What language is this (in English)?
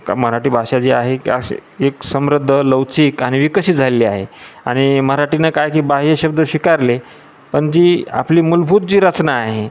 Marathi